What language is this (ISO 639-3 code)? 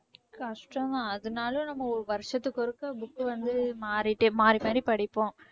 tam